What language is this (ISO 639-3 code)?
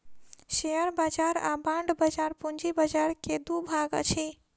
mai